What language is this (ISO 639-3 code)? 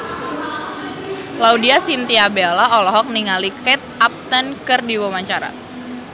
sun